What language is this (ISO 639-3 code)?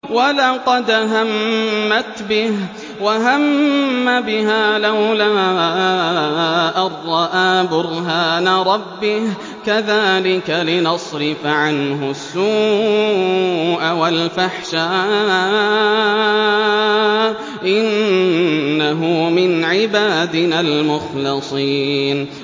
ara